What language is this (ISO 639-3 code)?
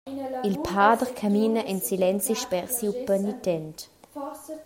roh